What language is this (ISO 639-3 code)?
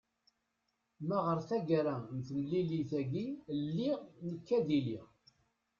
kab